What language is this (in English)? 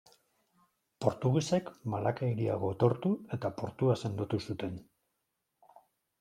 Basque